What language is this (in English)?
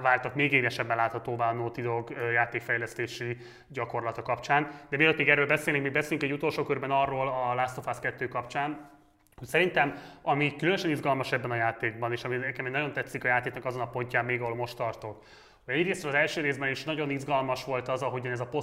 Hungarian